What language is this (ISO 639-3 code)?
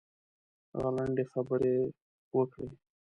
pus